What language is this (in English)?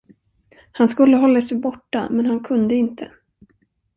Swedish